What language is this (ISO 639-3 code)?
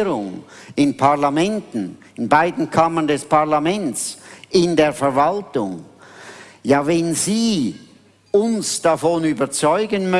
deu